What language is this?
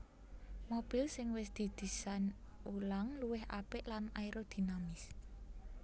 Javanese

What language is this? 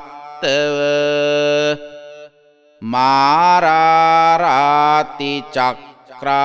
Romanian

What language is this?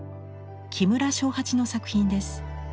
Japanese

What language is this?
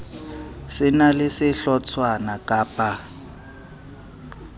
Southern Sotho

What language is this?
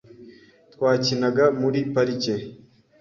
Kinyarwanda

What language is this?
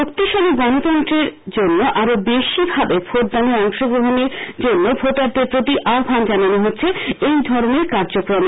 Bangla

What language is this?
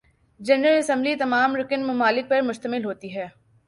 Urdu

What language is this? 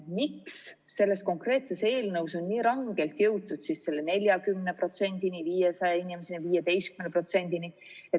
Estonian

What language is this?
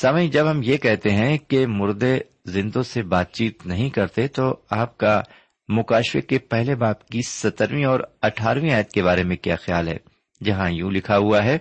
Urdu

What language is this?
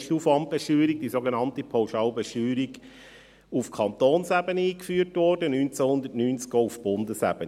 Swiss German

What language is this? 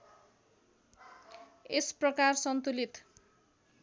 Nepali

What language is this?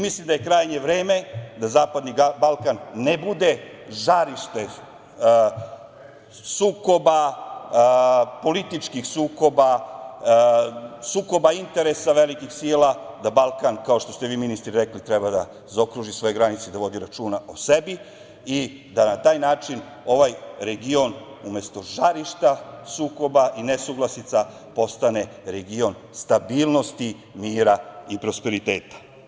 Serbian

